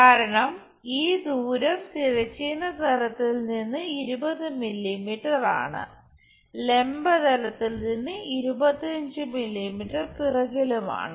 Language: Malayalam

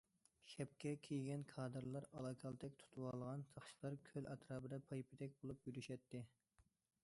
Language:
Uyghur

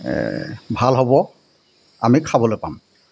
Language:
Assamese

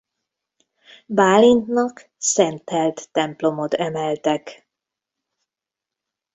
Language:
Hungarian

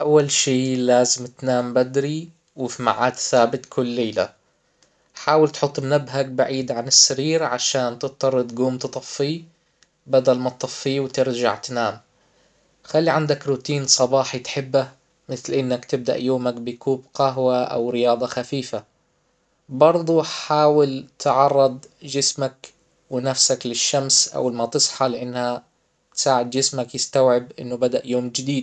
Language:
Hijazi Arabic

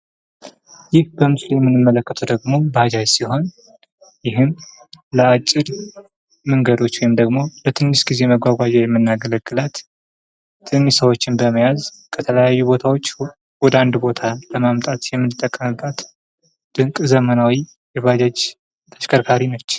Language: Amharic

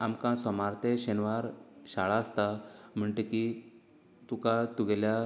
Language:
Konkani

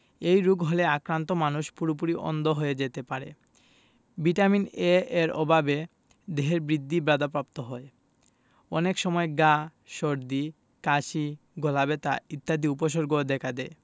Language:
Bangla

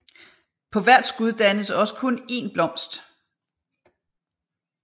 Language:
Danish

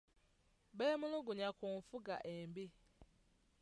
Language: Ganda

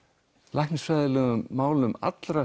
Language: Icelandic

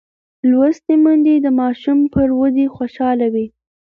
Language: Pashto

